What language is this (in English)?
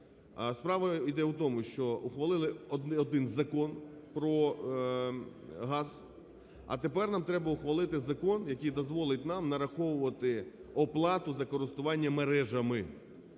Ukrainian